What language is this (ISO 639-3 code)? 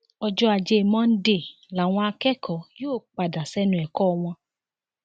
yor